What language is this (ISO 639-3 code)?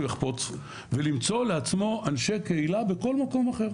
heb